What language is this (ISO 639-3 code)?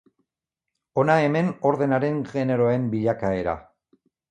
eus